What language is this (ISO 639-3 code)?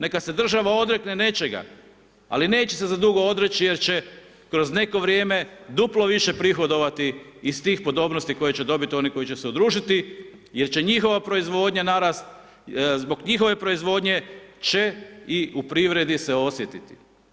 hrv